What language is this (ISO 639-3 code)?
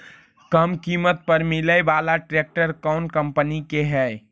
mag